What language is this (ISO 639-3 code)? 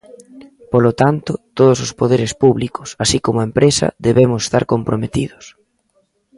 glg